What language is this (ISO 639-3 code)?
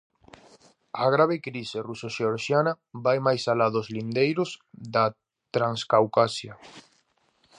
glg